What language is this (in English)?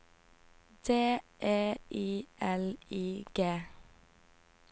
Norwegian